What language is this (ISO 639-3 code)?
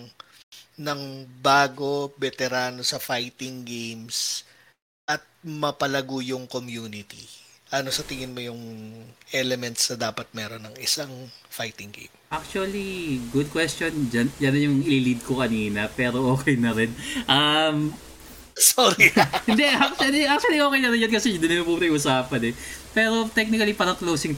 fil